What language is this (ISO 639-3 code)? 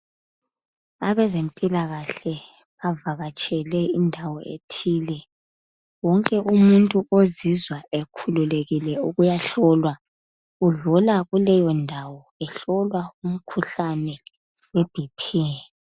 nde